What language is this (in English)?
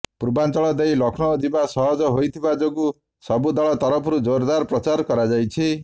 Odia